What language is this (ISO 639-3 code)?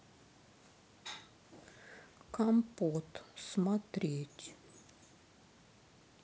rus